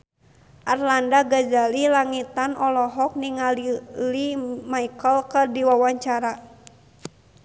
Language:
Sundanese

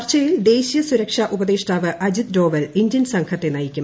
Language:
Malayalam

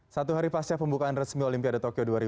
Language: Indonesian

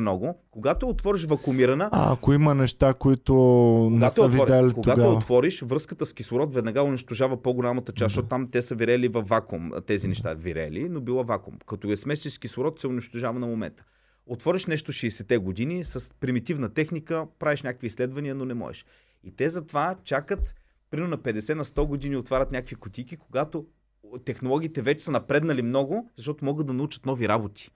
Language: Bulgarian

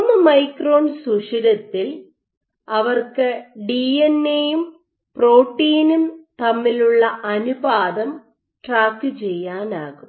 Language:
Malayalam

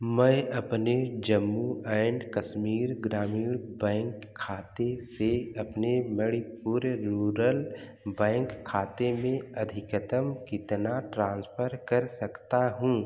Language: Hindi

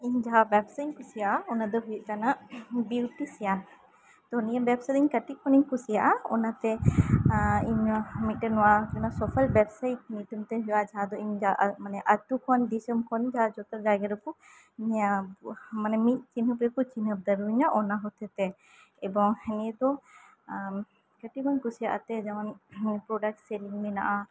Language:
Santali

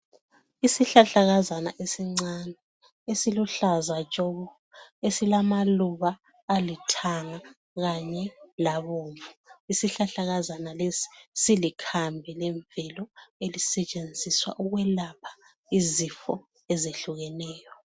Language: North Ndebele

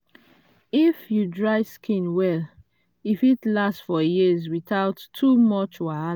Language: Nigerian Pidgin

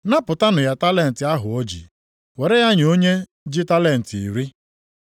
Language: Igbo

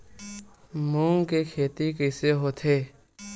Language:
Chhattisgarhi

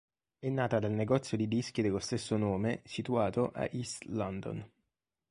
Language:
Italian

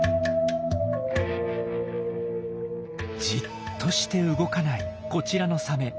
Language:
Japanese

